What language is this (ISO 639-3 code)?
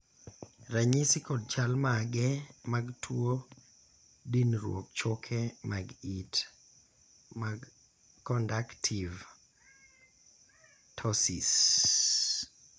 luo